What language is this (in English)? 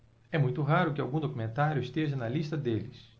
Portuguese